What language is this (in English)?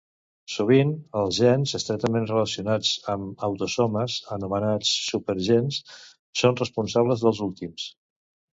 Catalan